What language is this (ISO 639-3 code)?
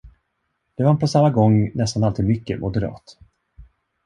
swe